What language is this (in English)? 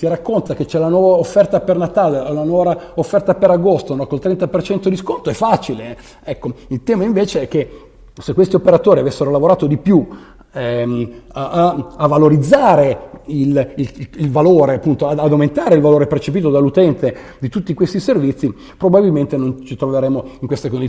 Italian